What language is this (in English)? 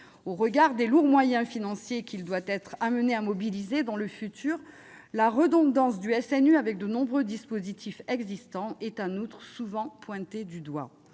French